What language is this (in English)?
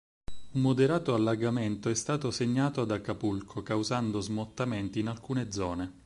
Italian